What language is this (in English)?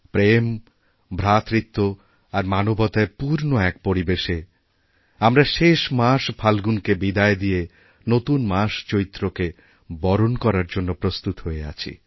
Bangla